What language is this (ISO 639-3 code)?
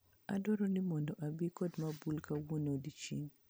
luo